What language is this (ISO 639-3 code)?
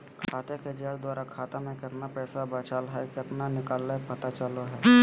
mag